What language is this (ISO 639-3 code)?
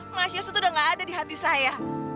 ind